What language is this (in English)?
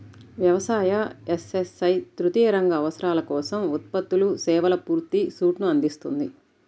Telugu